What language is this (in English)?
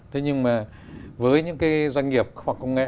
Vietnamese